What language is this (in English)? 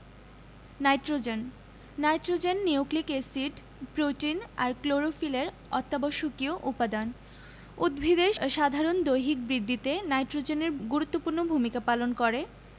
Bangla